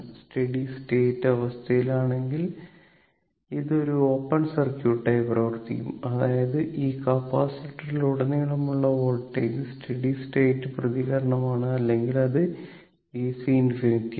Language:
Malayalam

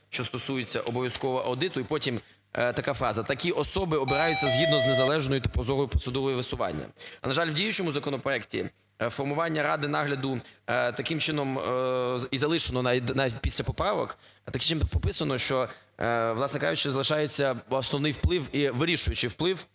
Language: Ukrainian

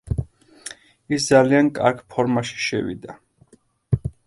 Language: Georgian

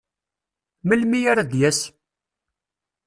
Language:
Kabyle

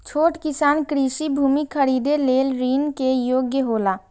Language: Maithili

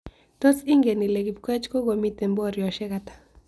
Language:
Kalenjin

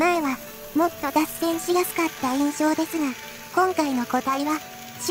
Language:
Japanese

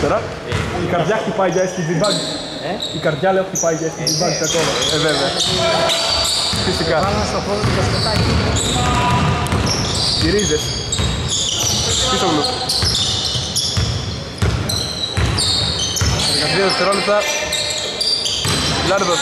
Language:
Greek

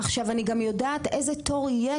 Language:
Hebrew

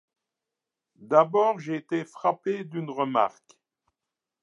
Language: French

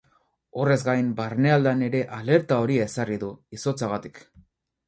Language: Basque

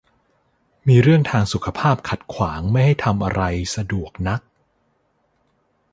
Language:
Thai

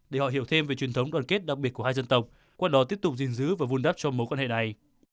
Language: Vietnamese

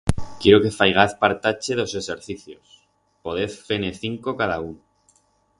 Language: Aragonese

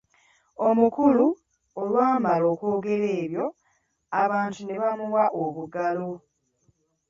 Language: Ganda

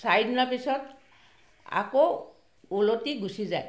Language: Assamese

